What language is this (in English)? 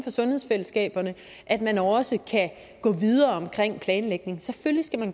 Danish